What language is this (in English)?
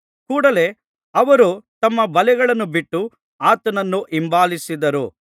Kannada